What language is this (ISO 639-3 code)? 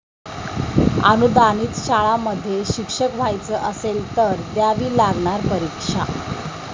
mar